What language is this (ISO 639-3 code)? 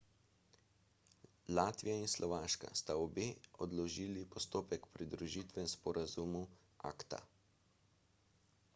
slv